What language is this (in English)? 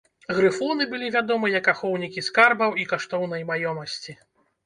Belarusian